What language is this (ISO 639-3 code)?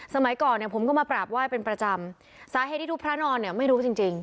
tha